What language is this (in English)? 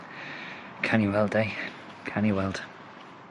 Welsh